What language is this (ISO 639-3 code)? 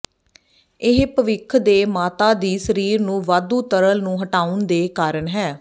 pan